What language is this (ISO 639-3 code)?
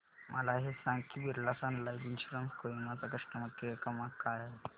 mar